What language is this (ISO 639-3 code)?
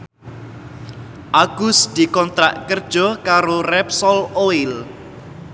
jav